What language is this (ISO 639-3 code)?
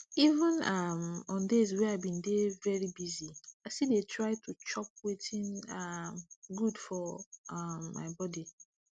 pcm